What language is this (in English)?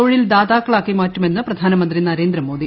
Malayalam